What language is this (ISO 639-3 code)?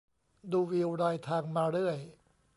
tha